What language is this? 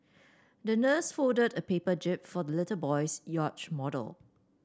English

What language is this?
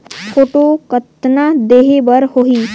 Chhattisgarhi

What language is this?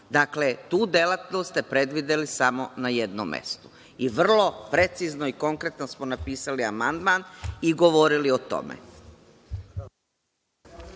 Serbian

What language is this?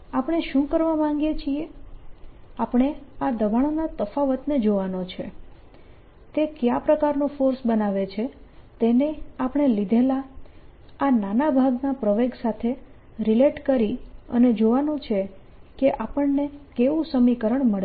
Gujarati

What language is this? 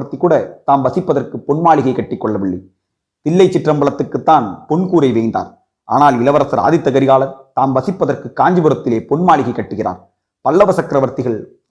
Tamil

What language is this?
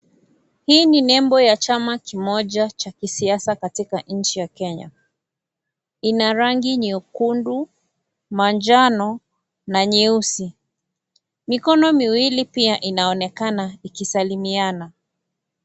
Swahili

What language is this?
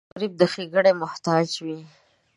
Pashto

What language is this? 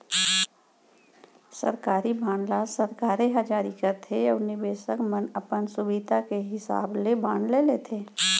Chhattisgarhi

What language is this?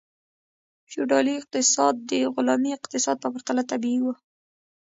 Pashto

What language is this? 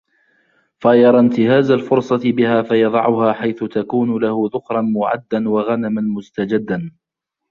Arabic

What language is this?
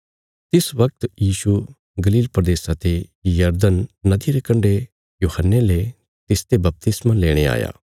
Bilaspuri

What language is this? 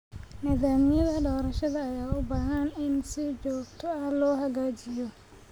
Somali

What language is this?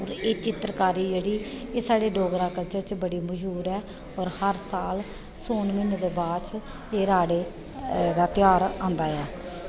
Dogri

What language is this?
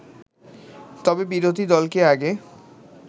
Bangla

